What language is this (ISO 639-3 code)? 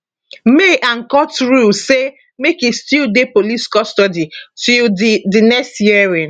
pcm